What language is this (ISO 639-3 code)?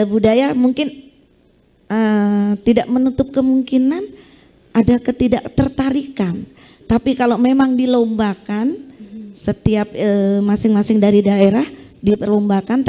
ind